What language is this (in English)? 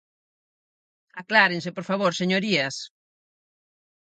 Galician